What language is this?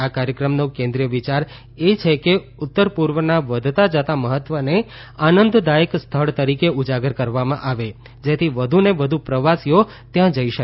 Gujarati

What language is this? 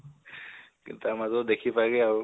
Assamese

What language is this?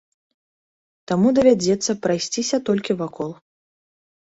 Belarusian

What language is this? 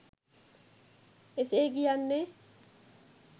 Sinhala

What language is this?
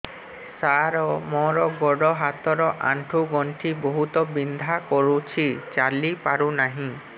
Odia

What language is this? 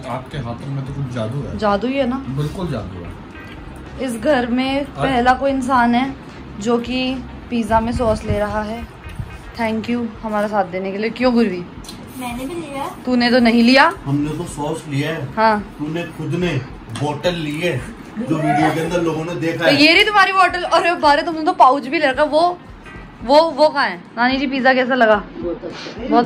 Hindi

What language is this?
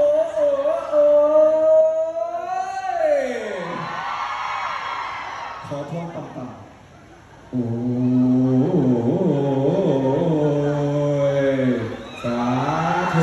Thai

